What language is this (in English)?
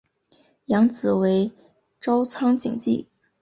Chinese